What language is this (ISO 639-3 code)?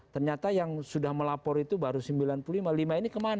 ind